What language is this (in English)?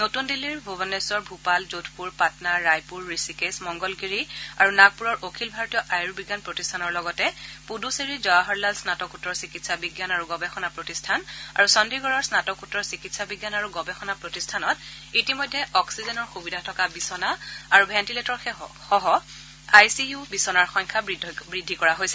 Assamese